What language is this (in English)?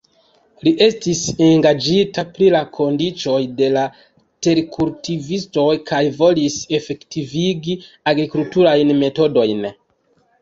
Esperanto